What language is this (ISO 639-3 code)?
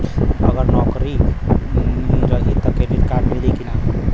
bho